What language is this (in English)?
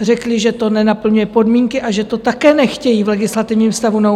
Czech